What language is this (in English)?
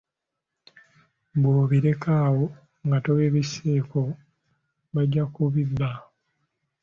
Ganda